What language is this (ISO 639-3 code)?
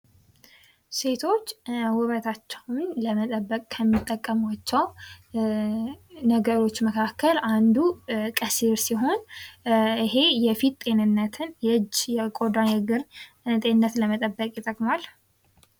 amh